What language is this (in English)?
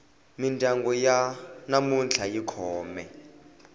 Tsonga